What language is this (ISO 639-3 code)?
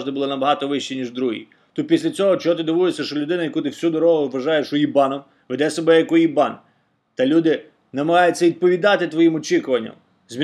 ukr